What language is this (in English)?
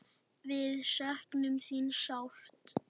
Icelandic